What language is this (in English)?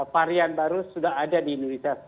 Indonesian